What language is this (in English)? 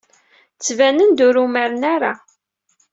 Kabyle